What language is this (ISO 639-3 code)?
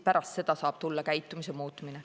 est